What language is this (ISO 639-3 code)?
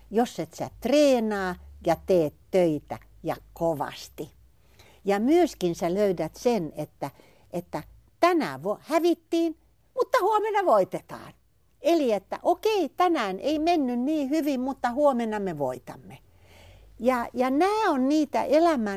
fin